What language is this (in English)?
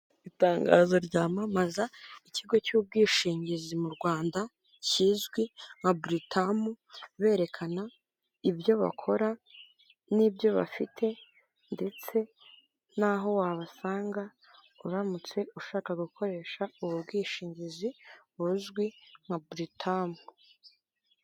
Kinyarwanda